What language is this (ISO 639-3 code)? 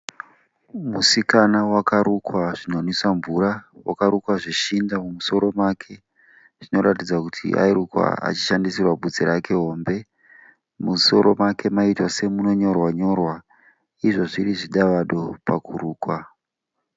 sna